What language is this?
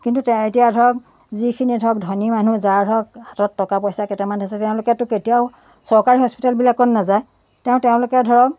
Assamese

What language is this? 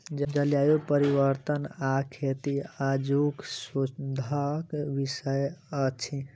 Maithili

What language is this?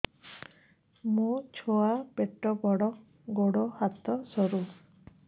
Odia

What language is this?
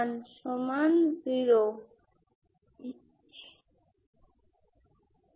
Bangla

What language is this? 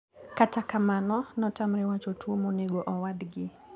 Luo (Kenya and Tanzania)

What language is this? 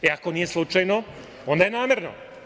Serbian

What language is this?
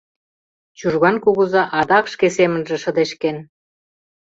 Mari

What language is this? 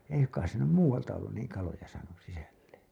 Finnish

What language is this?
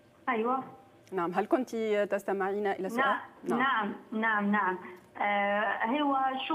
Arabic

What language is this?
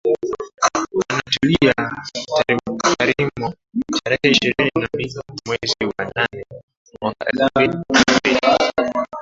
Swahili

